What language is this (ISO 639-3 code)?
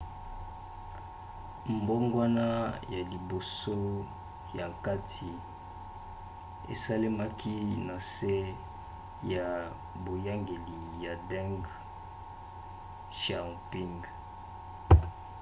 lin